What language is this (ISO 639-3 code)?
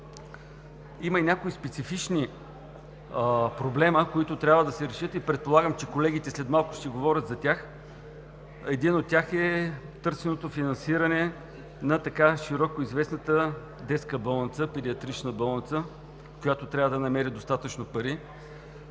bul